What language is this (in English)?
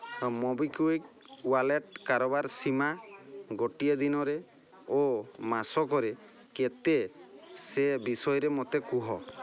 Odia